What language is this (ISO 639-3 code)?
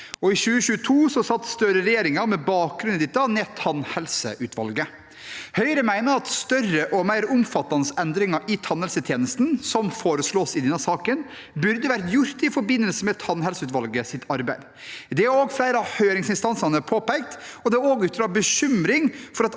nor